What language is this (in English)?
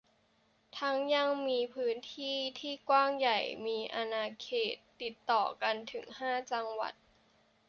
Thai